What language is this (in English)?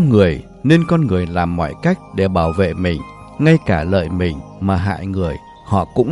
Vietnamese